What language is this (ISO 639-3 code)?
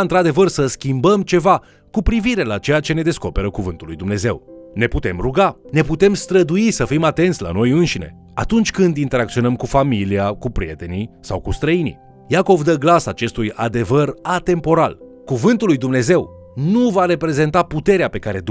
ron